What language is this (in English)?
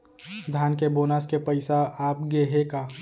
Chhattisgarhi